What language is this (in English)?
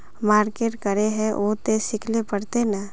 Magahi